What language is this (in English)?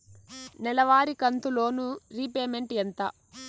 Telugu